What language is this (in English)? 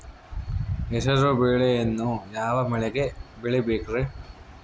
Kannada